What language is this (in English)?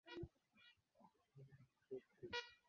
Swahili